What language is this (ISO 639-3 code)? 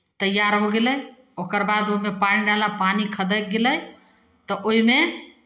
mai